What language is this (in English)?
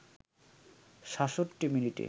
Bangla